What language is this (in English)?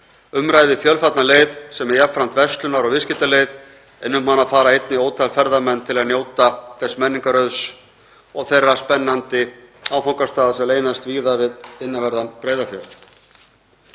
Icelandic